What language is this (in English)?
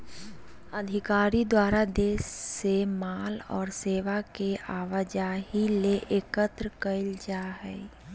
Magahi